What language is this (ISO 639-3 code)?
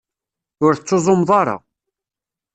kab